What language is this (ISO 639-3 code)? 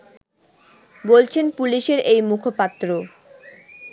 ben